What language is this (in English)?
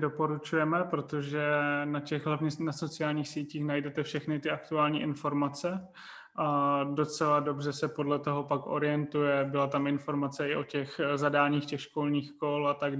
Czech